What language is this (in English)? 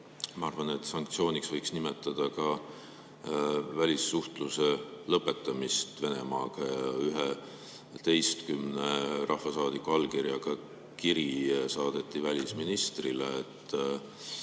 Estonian